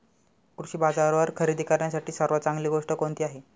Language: Marathi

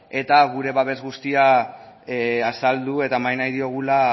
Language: Basque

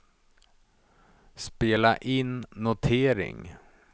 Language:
Swedish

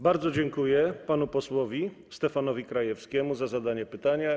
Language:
Polish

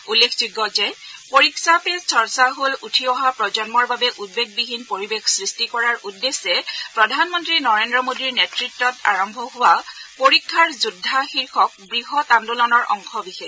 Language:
Assamese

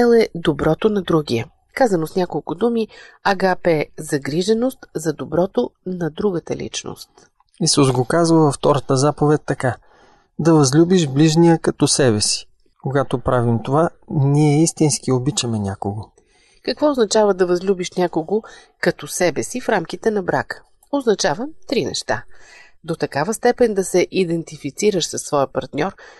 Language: Bulgarian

